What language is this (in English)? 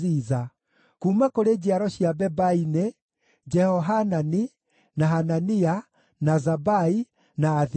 Kikuyu